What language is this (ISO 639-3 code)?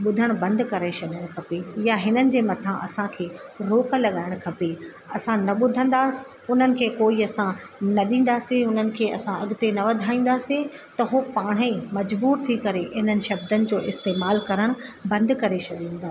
snd